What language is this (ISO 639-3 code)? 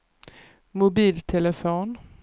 swe